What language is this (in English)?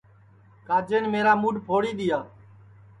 Sansi